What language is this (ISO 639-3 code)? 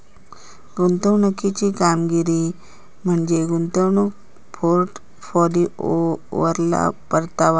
mar